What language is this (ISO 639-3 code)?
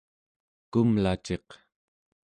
esu